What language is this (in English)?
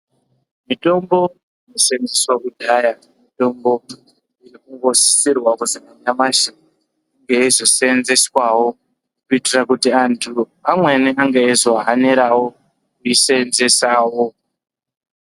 Ndau